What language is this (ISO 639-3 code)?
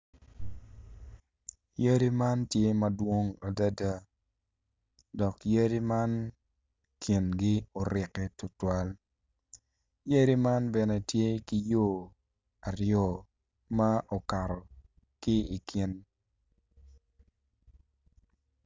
ach